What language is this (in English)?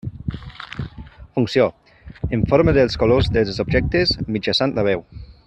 Catalan